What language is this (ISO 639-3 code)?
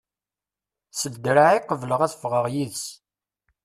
kab